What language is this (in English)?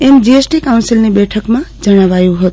Gujarati